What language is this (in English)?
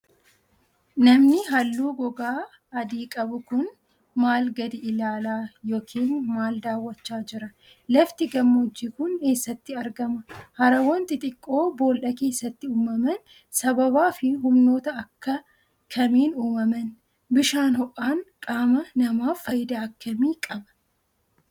Oromo